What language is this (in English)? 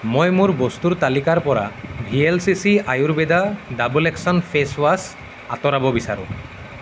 Assamese